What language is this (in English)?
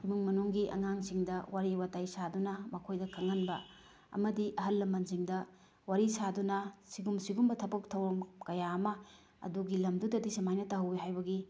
Manipuri